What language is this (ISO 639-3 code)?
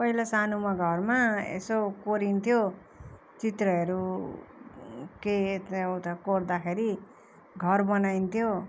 nep